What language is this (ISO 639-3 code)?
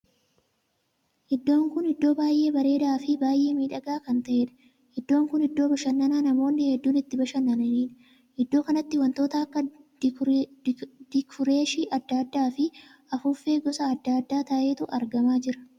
orm